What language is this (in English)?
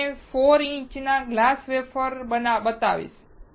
Gujarati